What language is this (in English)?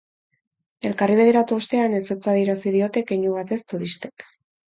Basque